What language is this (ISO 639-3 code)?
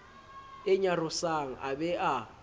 sot